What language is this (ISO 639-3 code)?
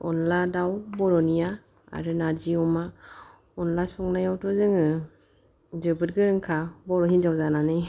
brx